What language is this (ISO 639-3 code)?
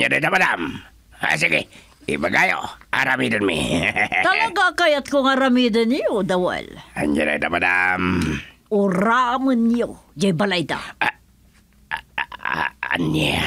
fil